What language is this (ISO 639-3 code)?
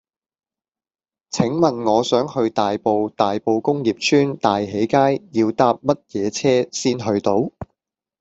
yue